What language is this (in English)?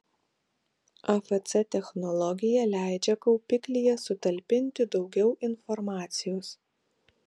Lithuanian